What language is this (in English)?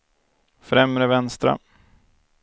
Swedish